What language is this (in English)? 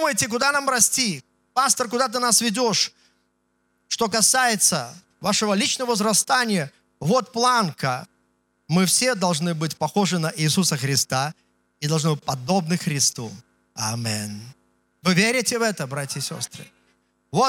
Russian